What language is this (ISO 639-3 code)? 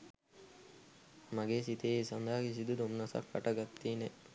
sin